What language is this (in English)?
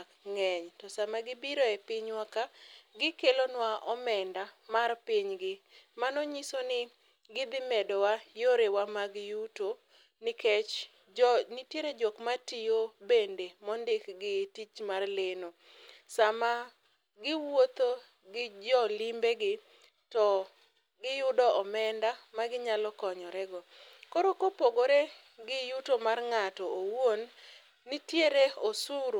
Luo (Kenya and Tanzania)